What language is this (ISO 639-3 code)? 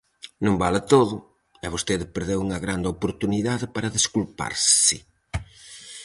glg